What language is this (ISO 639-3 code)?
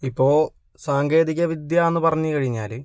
mal